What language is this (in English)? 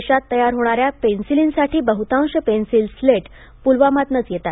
Marathi